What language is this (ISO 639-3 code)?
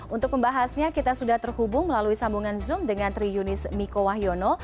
ind